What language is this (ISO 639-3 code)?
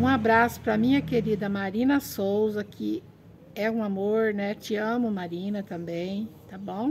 por